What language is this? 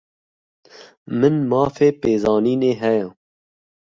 Kurdish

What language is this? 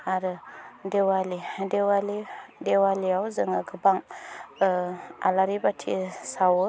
Bodo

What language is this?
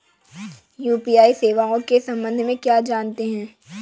Hindi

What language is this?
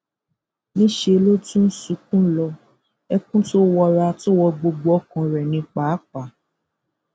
Yoruba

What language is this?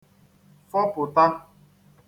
Igbo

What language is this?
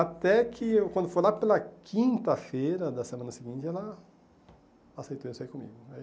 Portuguese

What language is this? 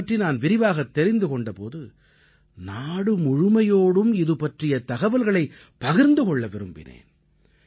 Tamil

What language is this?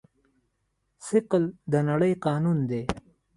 Pashto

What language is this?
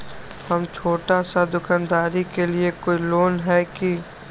Magahi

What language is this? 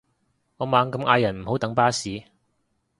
Cantonese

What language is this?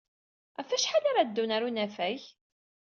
Kabyle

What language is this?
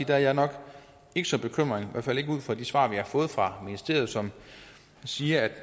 Danish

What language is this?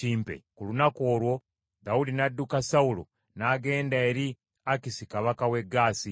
Ganda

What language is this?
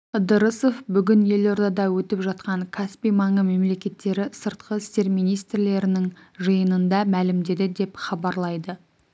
Kazakh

